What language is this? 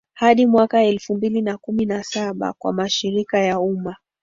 Swahili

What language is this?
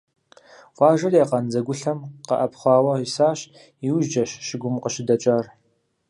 Kabardian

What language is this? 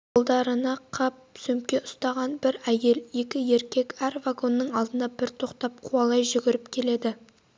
Kazakh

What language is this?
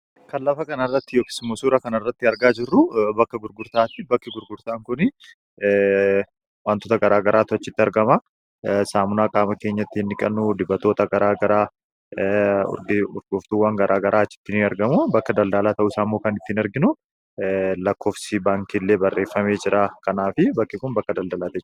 Oromo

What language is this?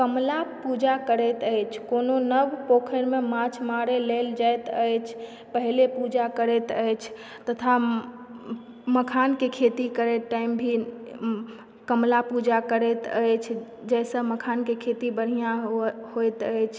Maithili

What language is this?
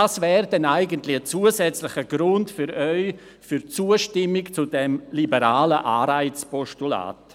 Swiss German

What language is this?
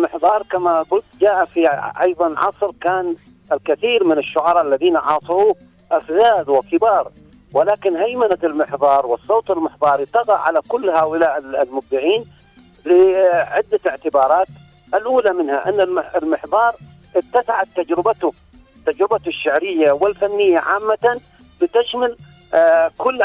Arabic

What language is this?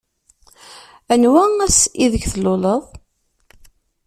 Kabyle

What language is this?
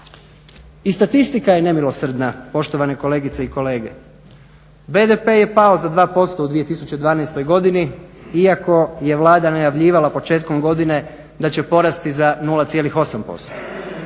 Croatian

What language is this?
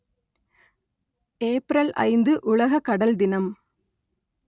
Tamil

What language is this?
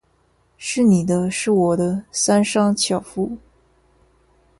Chinese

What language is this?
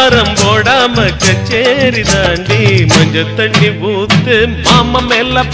Tamil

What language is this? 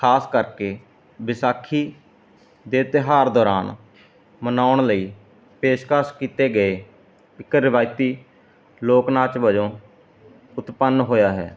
Punjabi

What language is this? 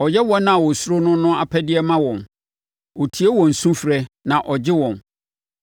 Akan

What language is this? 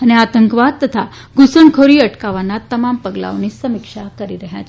Gujarati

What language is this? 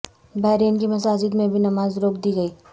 Urdu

